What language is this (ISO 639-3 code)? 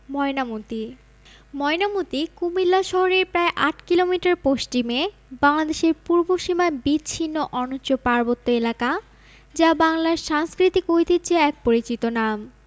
ben